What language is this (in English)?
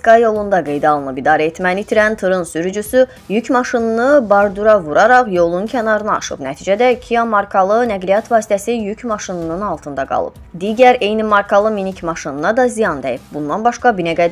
Turkish